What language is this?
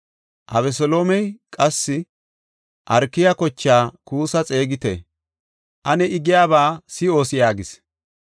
Gofa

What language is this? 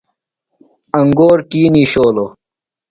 Phalura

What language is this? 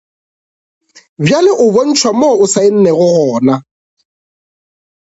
Northern Sotho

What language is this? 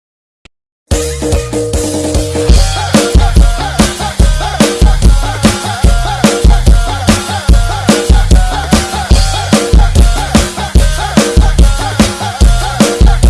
Indonesian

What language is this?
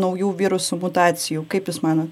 Lithuanian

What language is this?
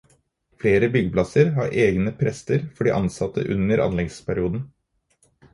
Norwegian Bokmål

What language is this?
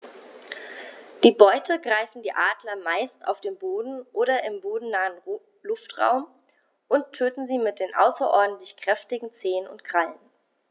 German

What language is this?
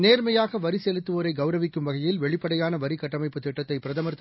Tamil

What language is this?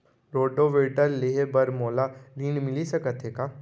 Chhattisgarhi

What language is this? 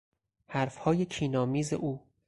Persian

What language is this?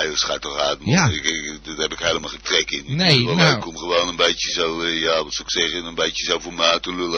Dutch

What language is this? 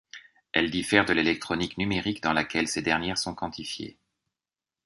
French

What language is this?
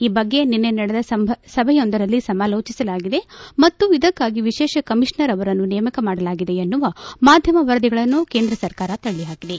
Kannada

